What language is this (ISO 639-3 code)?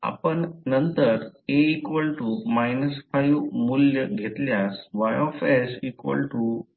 mar